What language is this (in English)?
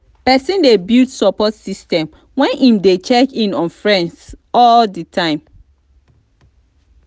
Nigerian Pidgin